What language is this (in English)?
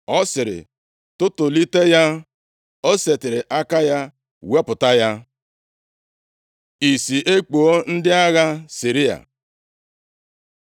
Igbo